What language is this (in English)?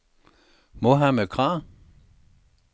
Danish